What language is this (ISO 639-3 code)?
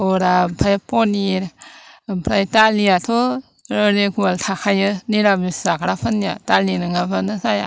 brx